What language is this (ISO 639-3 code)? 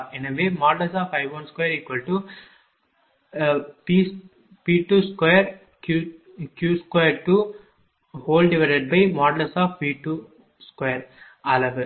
tam